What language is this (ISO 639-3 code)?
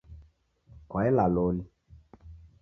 dav